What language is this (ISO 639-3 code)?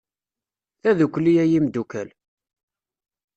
kab